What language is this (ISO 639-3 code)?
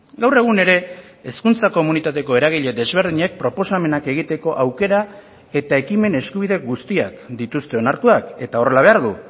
eus